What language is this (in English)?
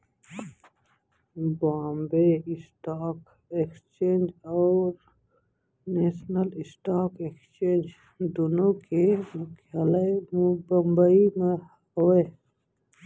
Chhattisgarhi